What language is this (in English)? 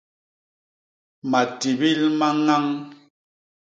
Basaa